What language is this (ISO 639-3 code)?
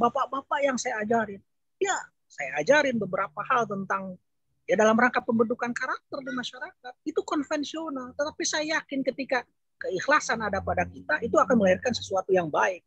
ind